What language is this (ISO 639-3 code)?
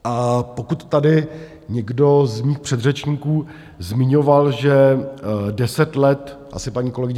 ces